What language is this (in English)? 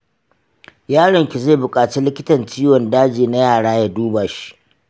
Hausa